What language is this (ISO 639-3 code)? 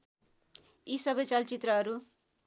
nep